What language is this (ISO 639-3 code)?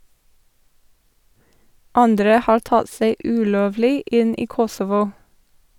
nor